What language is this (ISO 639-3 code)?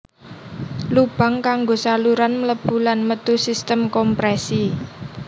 jav